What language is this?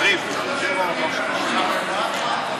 Hebrew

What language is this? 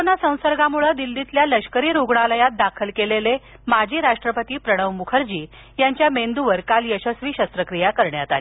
Marathi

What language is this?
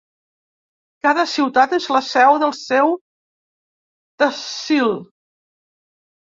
Catalan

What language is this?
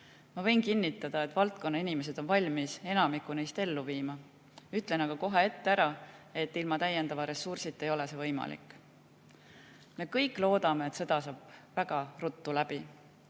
Estonian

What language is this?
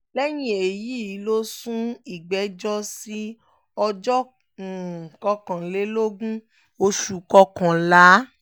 Yoruba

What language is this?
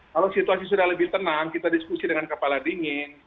Indonesian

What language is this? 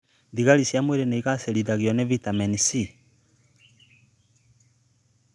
Kikuyu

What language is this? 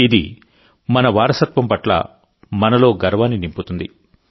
Telugu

